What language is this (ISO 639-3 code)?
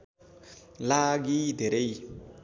nep